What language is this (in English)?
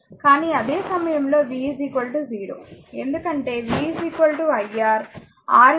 Telugu